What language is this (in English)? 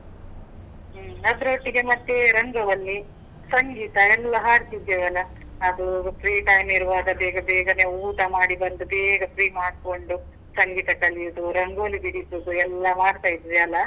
Kannada